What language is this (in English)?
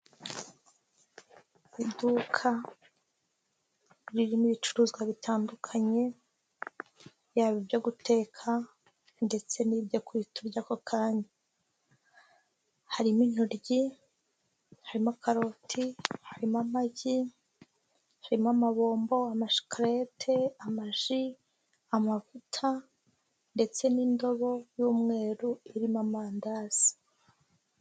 Kinyarwanda